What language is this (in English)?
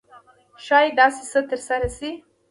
Pashto